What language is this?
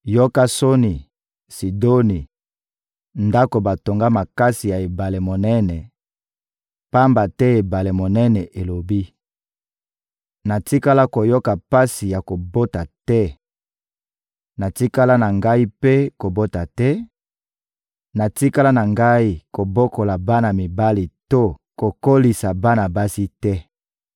Lingala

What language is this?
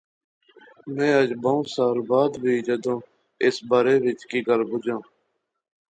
Pahari-Potwari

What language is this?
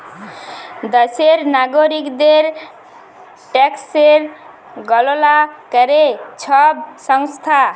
Bangla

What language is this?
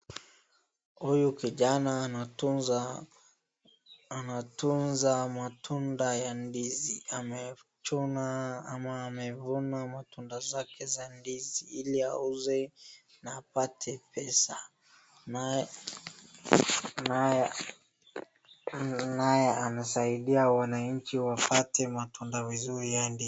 Swahili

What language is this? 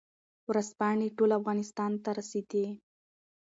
Pashto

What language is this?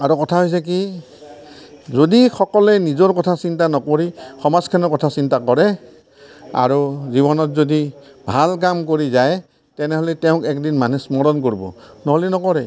Assamese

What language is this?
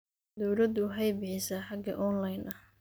Somali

